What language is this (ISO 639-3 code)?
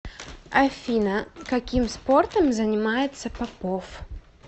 rus